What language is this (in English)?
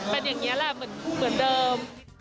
Thai